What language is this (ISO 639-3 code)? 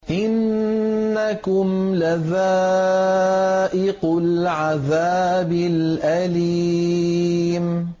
ara